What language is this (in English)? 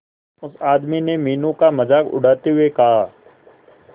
Hindi